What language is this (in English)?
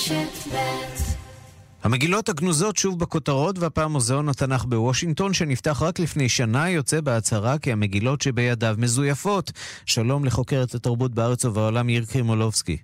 Hebrew